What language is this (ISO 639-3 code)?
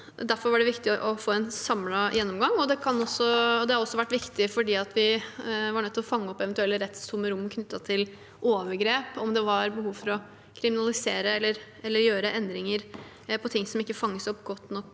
nor